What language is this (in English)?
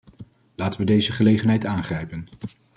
Dutch